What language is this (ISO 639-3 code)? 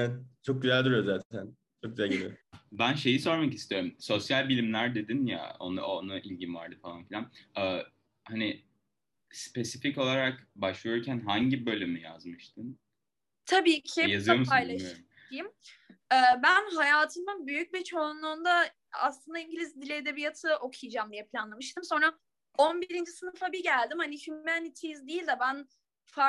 tur